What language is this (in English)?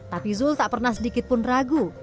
Indonesian